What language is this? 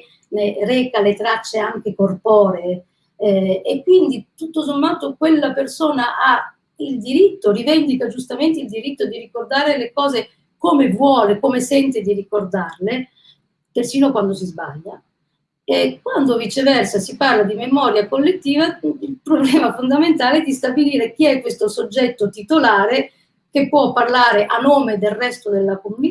Italian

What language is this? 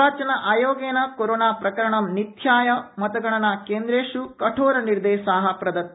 Sanskrit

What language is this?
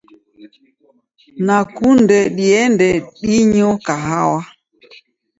Taita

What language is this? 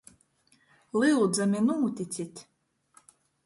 Latgalian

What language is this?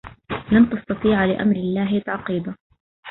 Arabic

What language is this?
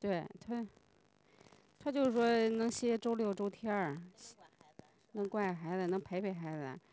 Chinese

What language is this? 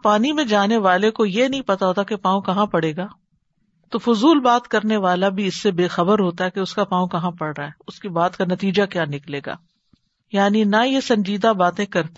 Urdu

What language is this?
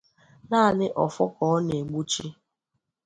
Igbo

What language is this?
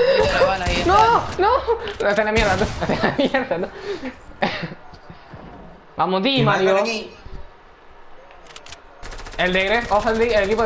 Spanish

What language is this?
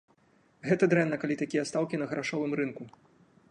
Belarusian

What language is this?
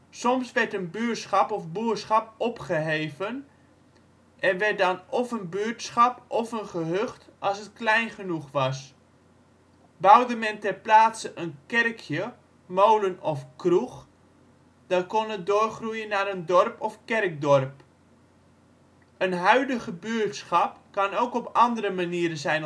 Dutch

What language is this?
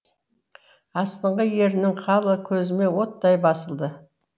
Kazakh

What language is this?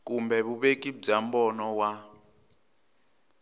Tsonga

